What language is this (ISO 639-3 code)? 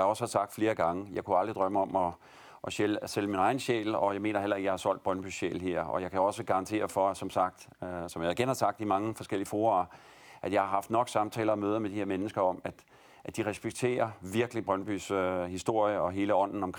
dan